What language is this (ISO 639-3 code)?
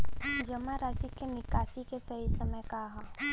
bho